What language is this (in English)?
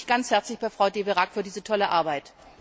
German